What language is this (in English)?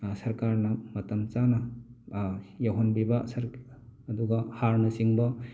Manipuri